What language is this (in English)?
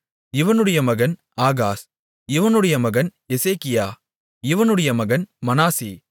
Tamil